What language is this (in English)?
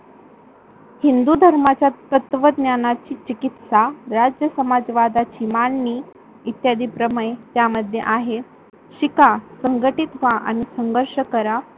Marathi